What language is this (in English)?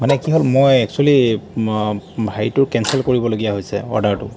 Assamese